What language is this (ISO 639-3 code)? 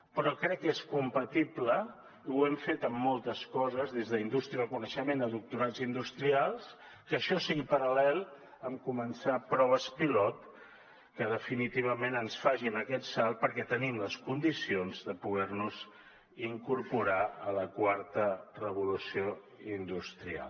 cat